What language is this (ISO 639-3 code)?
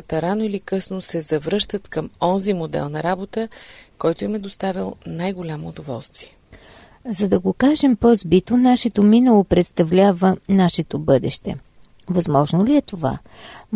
bul